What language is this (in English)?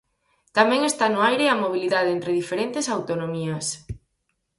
Galician